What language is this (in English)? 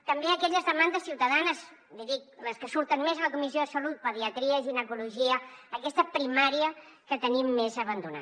Catalan